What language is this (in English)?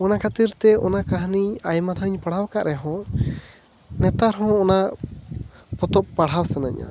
Santali